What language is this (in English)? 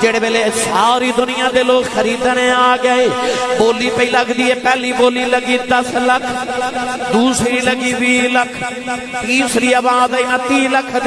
Urdu